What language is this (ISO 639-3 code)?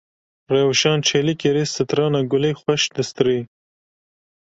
kur